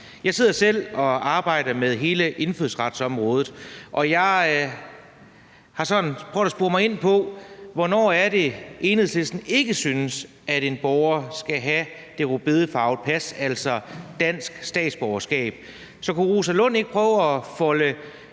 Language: Danish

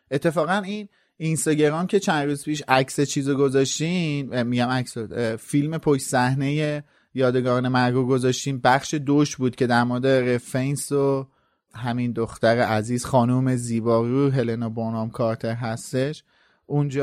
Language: Persian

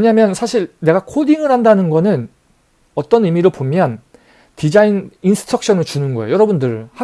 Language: Korean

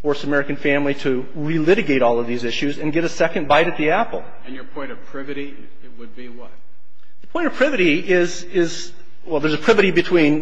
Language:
English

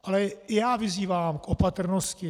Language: Czech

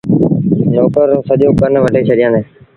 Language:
Sindhi Bhil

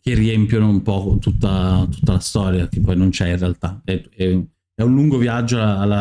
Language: Italian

